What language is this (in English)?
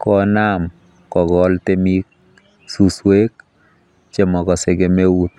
Kalenjin